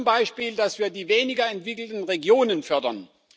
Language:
German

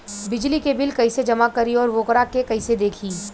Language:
Bhojpuri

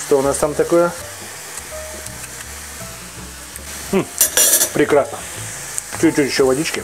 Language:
Russian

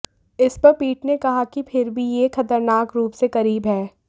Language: Hindi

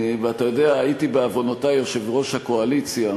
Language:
Hebrew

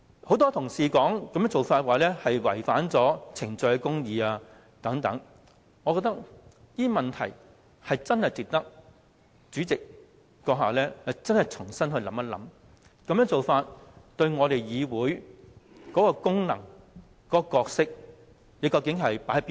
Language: Cantonese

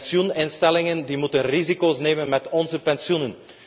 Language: Dutch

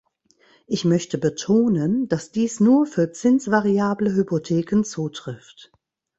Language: German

